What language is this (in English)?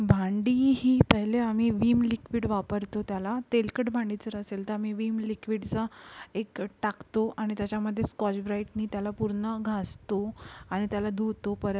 Marathi